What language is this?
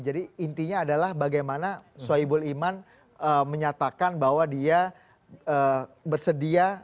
Indonesian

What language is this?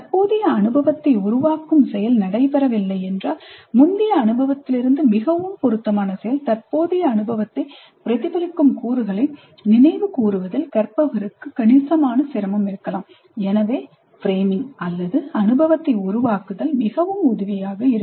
Tamil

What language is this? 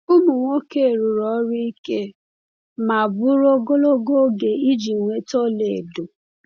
Igbo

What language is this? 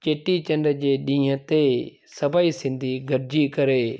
Sindhi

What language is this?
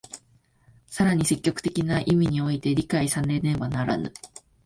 Japanese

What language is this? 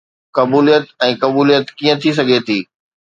Sindhi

